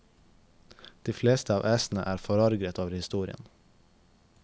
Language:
Norwegian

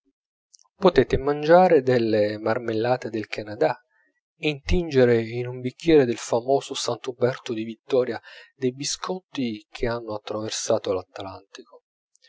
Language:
Italian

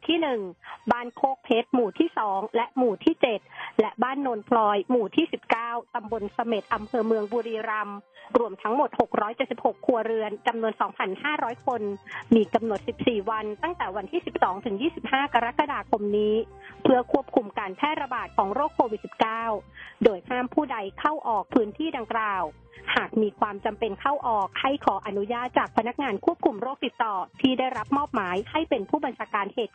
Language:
Thai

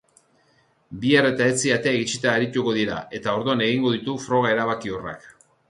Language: Basque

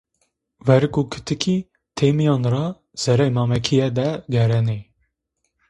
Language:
Zaza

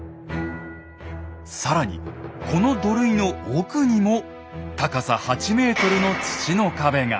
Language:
Japanese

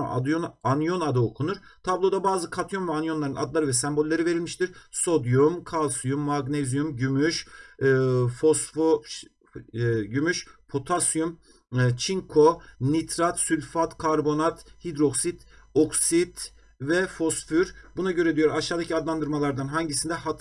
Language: Turkish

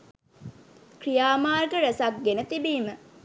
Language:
Sinhala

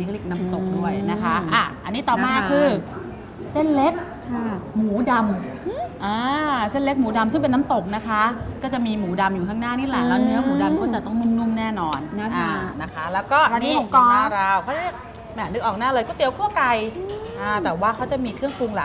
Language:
Thai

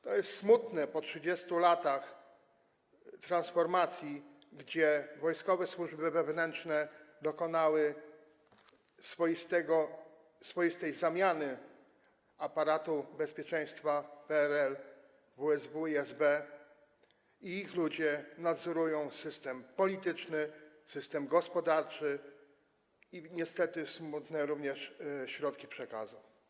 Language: Polish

